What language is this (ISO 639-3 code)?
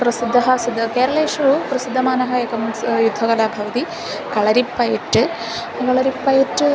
san